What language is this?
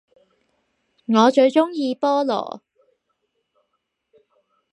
Cantonese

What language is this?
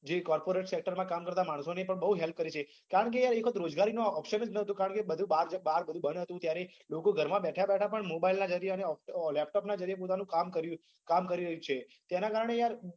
Gujarati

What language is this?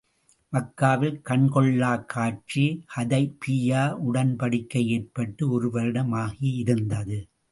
Tamil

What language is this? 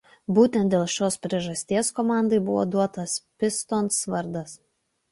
Lithuanian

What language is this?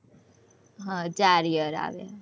Gujarati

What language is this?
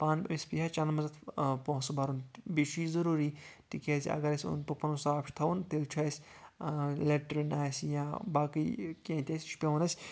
Kashmiri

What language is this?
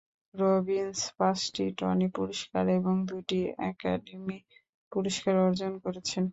Bangla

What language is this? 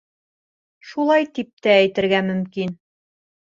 Bashkir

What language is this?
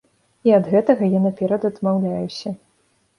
Belarusian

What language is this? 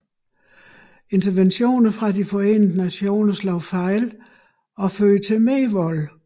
Danish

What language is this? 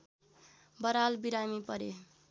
Nepali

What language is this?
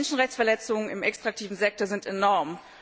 German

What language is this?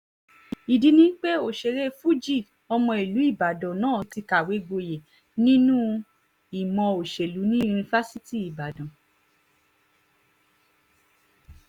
Yoruba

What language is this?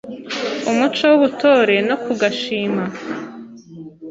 Kinyarwanda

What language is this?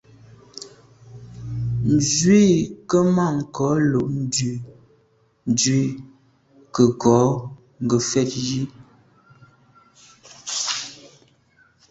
Medumba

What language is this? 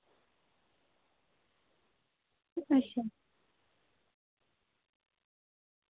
Dogri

